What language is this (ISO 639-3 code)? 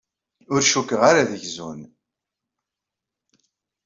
kab